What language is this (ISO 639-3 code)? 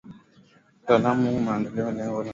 swa